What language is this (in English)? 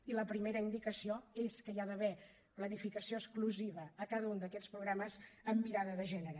Catalan